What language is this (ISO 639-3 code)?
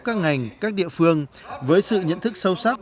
vie